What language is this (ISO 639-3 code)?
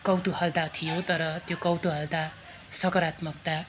nep